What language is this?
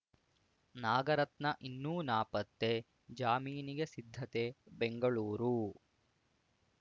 Kannada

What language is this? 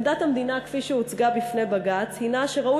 Hebrew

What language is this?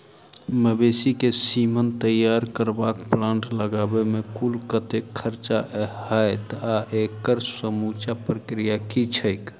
Maithili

